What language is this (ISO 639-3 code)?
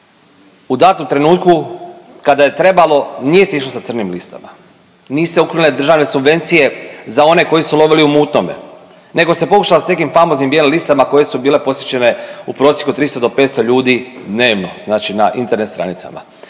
hrv